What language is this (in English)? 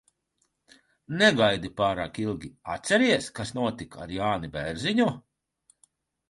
Latvian